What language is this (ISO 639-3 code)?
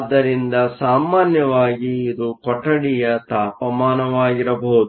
kan